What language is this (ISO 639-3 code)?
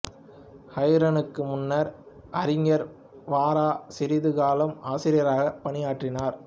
tam